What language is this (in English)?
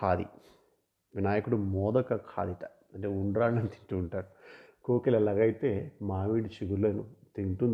Telugu